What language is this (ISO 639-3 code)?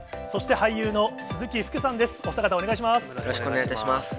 jpn